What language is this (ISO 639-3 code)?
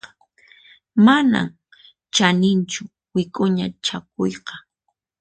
qxp